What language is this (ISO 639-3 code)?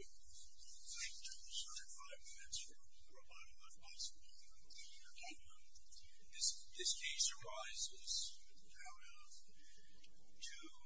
eng